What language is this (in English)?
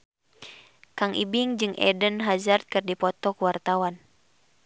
Sundanese